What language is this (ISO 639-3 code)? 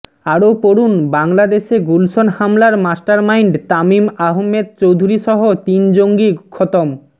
ben